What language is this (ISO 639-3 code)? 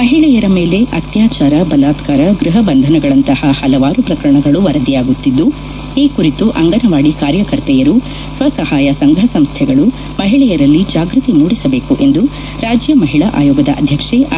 kan